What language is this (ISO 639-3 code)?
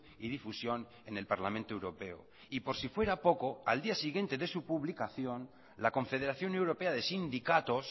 spa